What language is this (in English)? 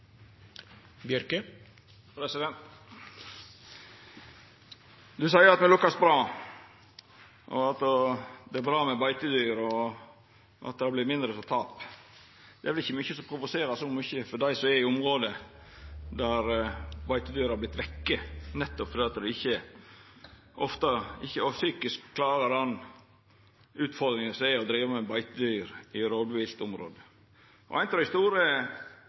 Norwegian Nynorsk